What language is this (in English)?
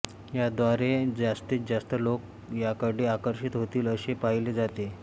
Marathi